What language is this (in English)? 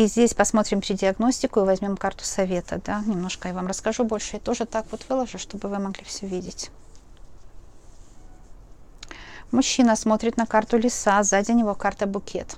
Russian